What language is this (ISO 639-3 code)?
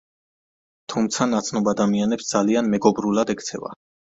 kat